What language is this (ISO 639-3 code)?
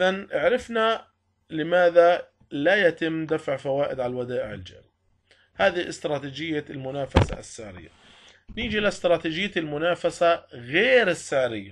ara